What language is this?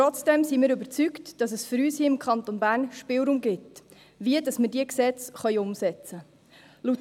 Swiss German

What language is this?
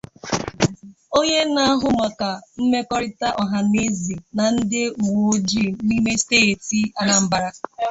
Igbo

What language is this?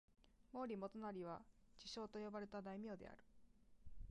Japanese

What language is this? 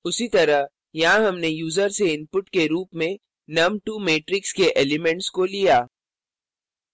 Hindi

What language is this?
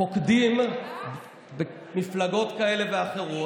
Hebrew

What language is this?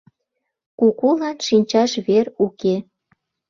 Mari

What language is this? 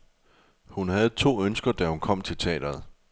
Danish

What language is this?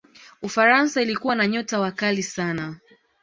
Swahili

